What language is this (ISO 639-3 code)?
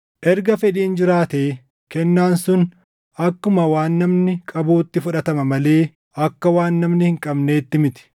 orm